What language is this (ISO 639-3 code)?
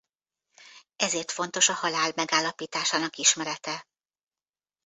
hun